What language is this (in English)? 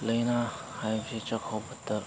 Manipuri